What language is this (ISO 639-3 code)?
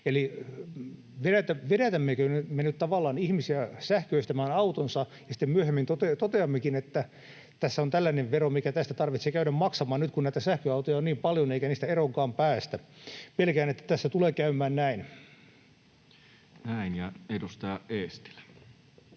fin